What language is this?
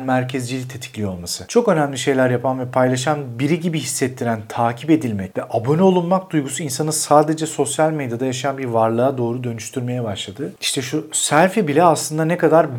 Turkish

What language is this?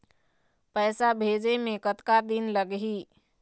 Chhattisgarhi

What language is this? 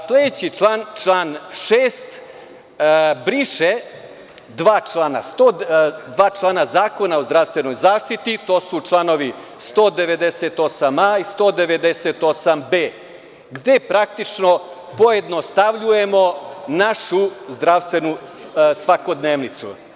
Serbian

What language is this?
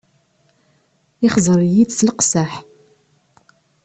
Kabyle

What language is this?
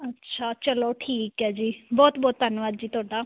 Punjabi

